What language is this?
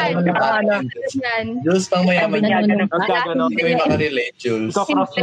Filipino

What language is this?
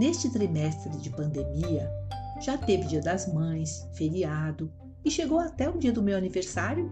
Portuguese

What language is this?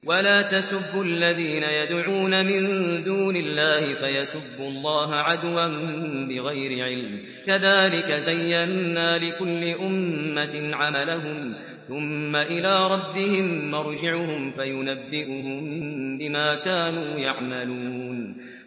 Arabic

